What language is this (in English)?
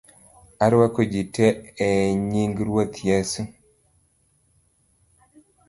Luo (Kenya and Tanzania)